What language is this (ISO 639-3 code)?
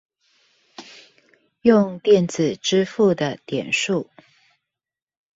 zho